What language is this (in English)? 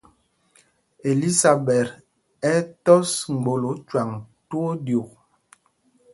Mpumpong